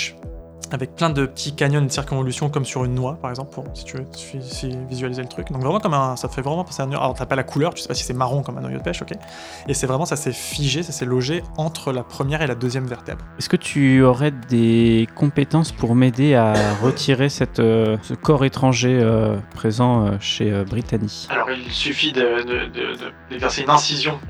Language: French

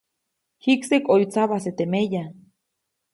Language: Copainalá Zoque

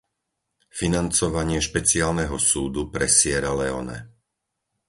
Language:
Slovak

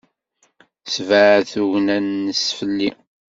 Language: Kabyle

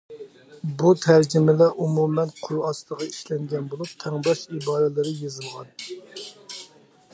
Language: Uyghur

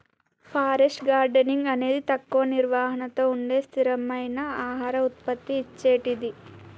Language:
Telugu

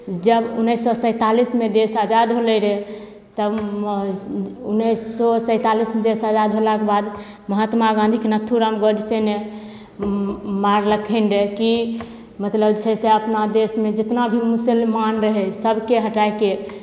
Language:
Maithili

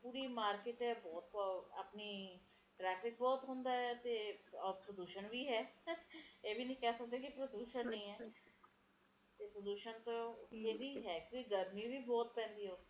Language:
Punjabi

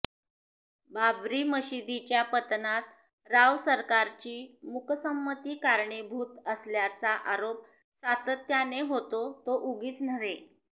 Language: Marathi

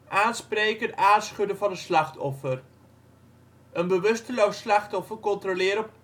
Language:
Dutch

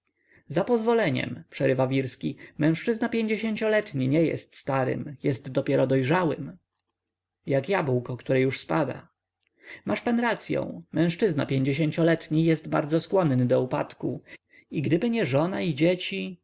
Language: Polish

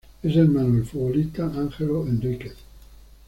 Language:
Spanish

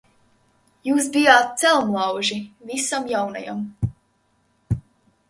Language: Latvian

